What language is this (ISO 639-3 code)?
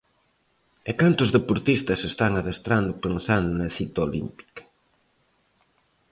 glg